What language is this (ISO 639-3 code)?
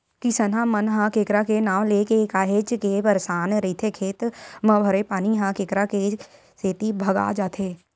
hne